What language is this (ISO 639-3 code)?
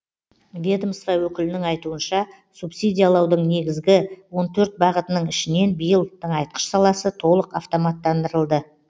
kaz